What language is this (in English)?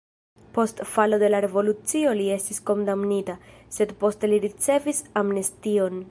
Esperanto